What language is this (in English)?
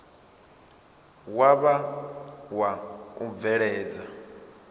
Venda